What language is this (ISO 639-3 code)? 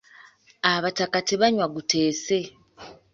lug